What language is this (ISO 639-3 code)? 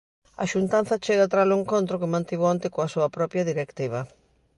glg